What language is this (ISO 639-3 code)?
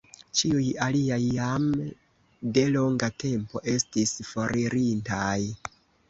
epo